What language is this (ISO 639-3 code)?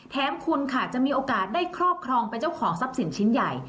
tha